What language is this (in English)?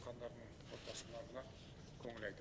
Kazakh